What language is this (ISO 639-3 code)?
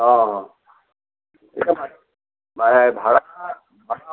asm